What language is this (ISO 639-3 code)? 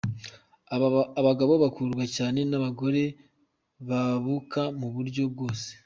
kin